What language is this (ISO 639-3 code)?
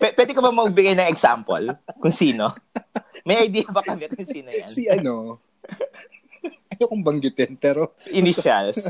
fil